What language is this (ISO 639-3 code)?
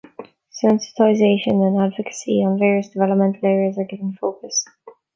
eng